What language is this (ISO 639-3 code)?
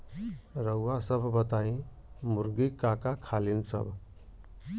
bho